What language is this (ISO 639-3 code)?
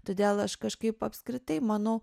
lit